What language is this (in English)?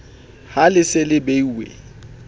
Southern Sotho